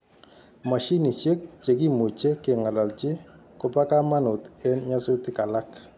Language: Kalenjin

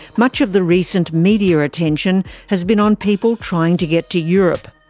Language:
English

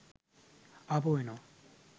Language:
Sinhala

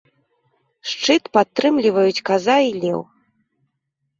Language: Belarusian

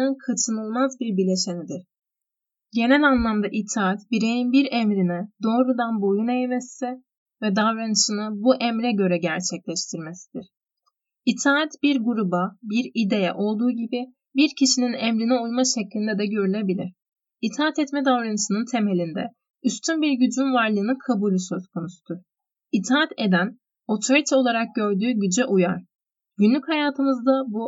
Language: Turkish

